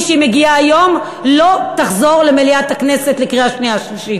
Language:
Hebrew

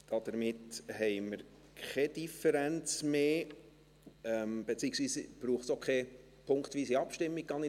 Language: Swiss German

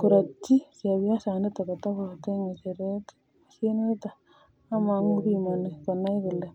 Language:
Kalenjin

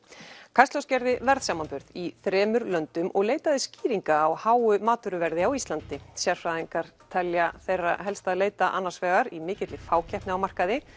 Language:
Icelandic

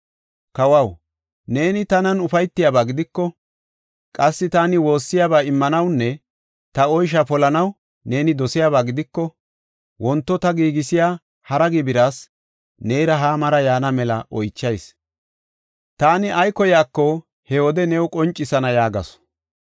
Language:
Gofa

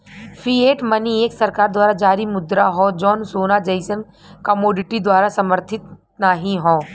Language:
Bhojpuri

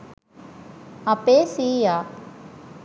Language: Sinhala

